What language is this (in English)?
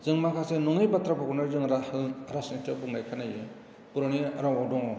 Bodo